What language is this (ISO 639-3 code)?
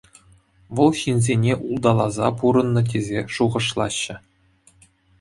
chv